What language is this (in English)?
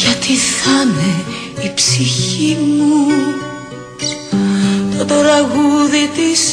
Greek